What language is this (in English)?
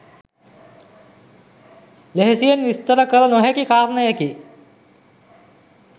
Sinhala